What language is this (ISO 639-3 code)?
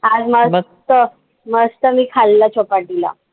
mar